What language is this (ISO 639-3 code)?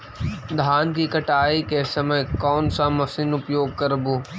mag